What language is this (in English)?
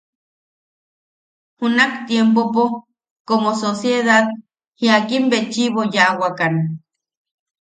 Yaqui